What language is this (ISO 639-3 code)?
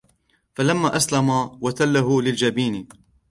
ara